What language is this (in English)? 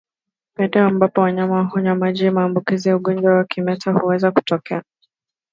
Swahili